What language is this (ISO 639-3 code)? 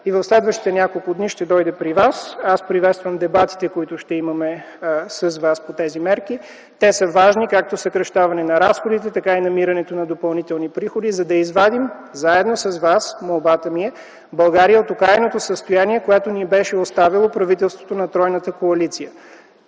bul